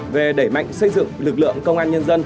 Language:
Vietnamese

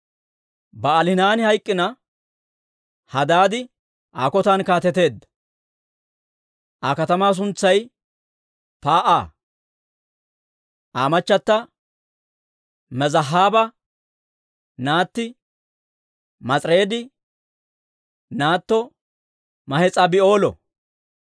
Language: Dawro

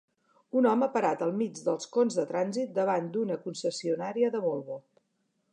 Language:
Catalan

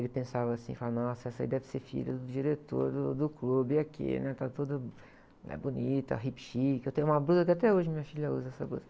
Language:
Portuguese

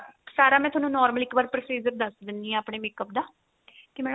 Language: Punjabi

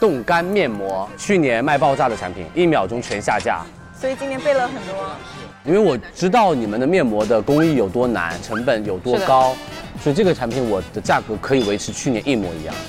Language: Chinese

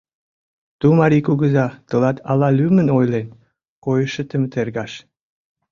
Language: Mari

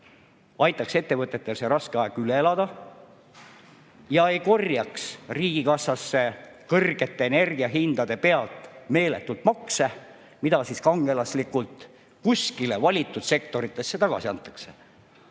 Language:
Estonian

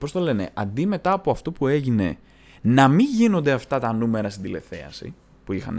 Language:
Greek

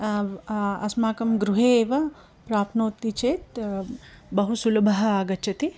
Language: Sanskrit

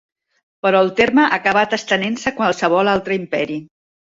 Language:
Catalan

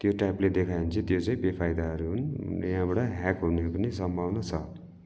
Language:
Nepali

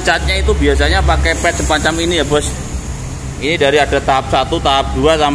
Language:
Indonesian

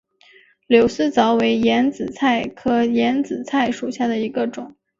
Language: Chinese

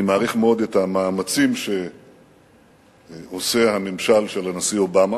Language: Hebrew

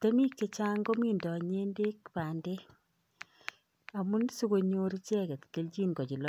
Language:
Kalenjin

